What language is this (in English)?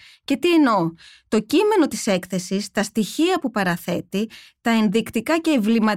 Greek